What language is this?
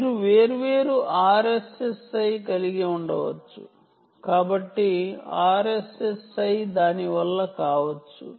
Telugu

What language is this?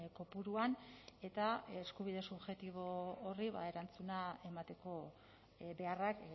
Basque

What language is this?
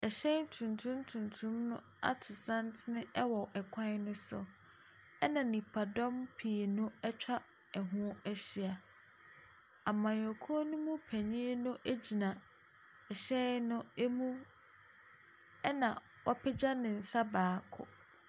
Akan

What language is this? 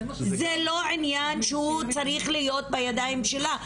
Hebrew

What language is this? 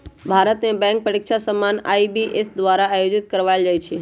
Magahi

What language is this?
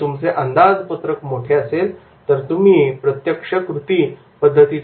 Marathi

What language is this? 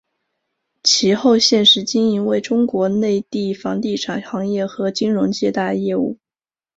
Chinese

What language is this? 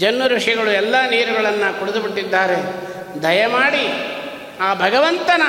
Kannada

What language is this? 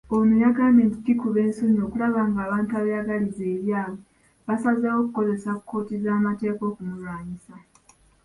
Ganda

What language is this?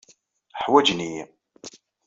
Kabyle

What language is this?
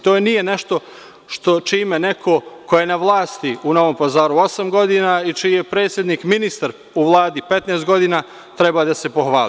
Serbian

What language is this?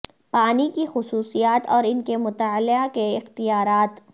Urdu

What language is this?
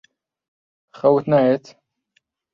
Central Kurdish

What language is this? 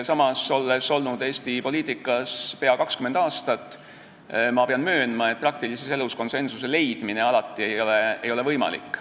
Estonian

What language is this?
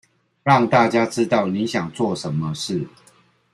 Chinese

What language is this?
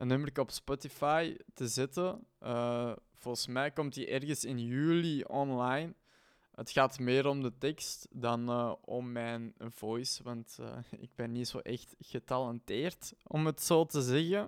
Dutch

